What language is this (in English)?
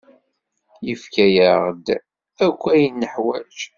Kabyle